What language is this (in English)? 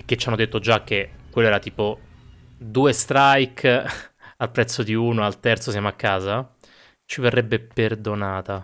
Italian